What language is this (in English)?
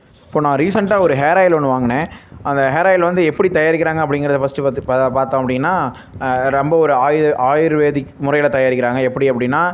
Tamil